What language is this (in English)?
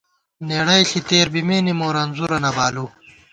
Gawar-Bati